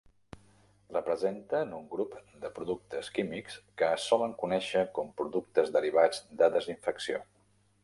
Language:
Catalan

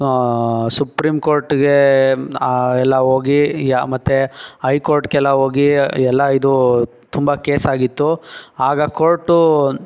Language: Kannada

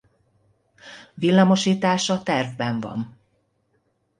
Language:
Hungarian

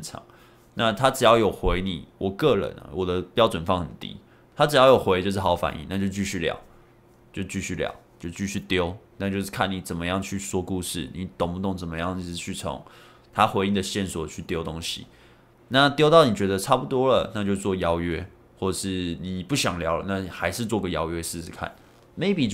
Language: Chinese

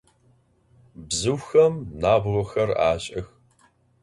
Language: Adyghe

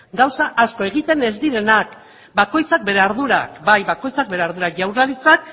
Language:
Basque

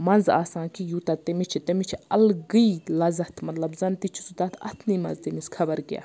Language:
Kashmiri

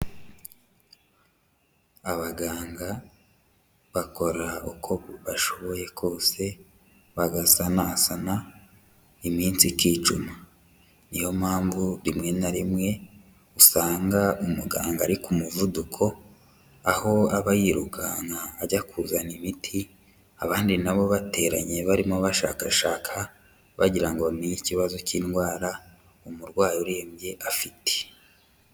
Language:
Kinyarwanda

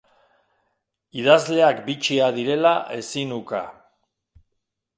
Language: Basque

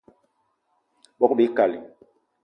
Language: Eton (Cameroon)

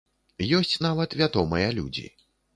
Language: Belarusian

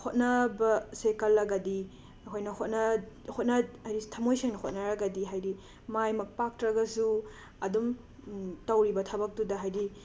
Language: Manipuri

